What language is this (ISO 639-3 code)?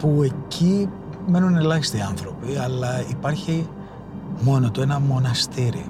ell